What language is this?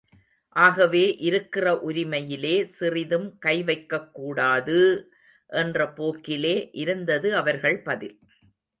Tamil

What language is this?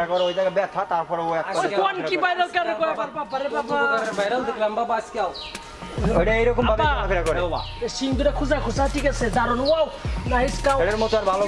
Bangla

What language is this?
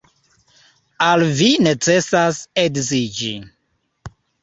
Esperanto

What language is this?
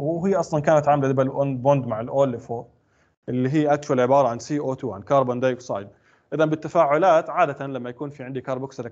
Arabic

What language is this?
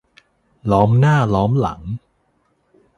Thai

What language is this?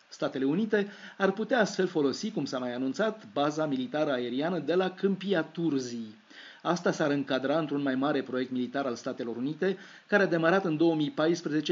Romanian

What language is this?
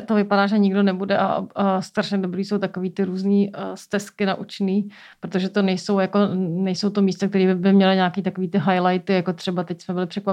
Czech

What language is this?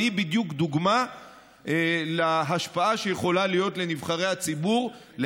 Hebrew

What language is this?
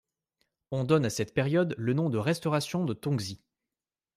French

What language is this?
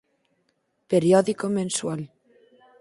Galician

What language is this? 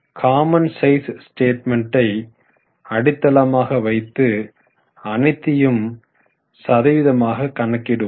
Tamil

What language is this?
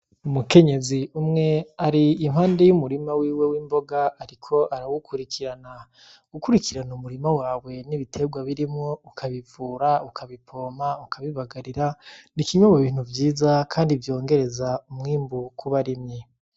Rundi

